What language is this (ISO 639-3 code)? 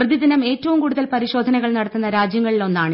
mal